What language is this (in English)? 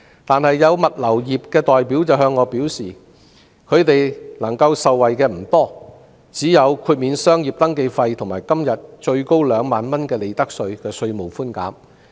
Cantonese